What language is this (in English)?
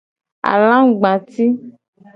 Gen